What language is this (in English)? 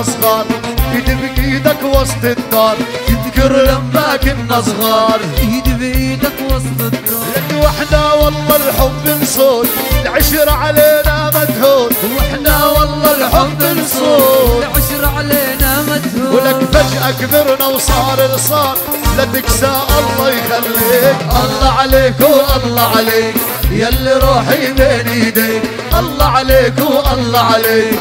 Arabic